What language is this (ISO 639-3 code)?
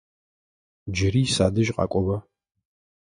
ady